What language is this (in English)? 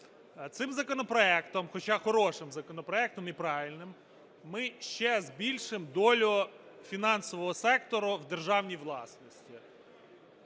Ukrainian